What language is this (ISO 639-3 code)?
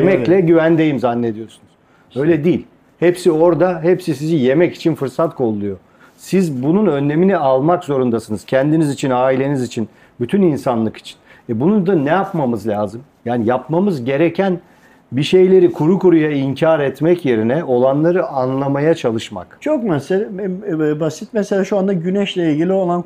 tur